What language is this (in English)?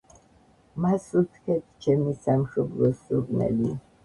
Georgian